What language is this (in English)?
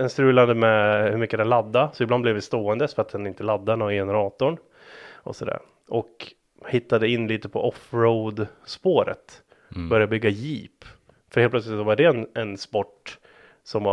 Swedish